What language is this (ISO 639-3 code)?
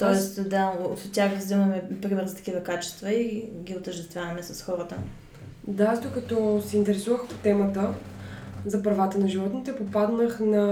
bul